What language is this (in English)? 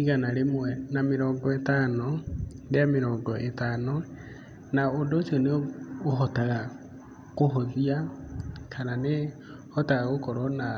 Kikuyu